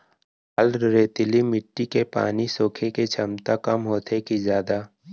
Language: Chhattisgarhi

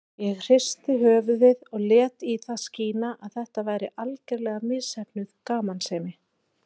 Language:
Icelandic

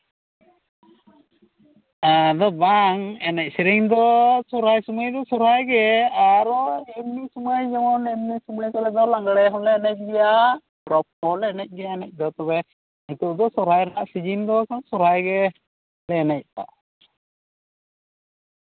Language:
Santali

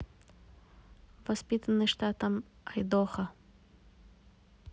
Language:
Russian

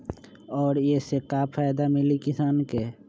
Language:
Magahi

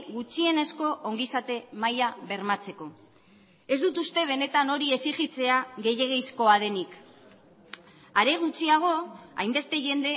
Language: Basque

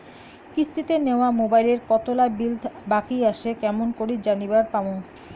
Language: Bangla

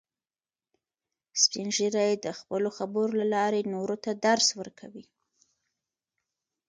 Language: Pashto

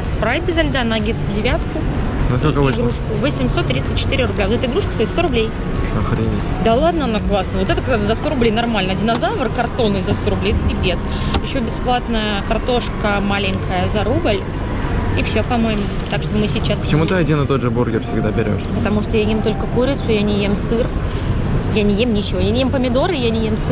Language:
Russian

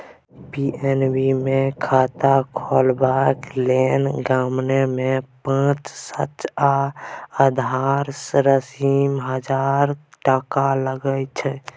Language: Maithili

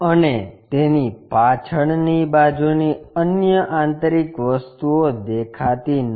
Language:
Gujarati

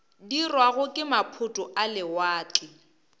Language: Northern Sotho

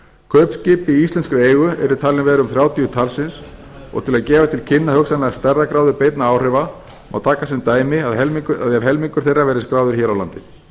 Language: Icelandic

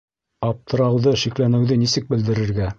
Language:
Bashkir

